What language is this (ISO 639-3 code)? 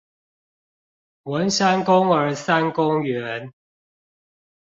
zho